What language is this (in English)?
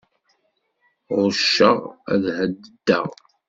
Kabyle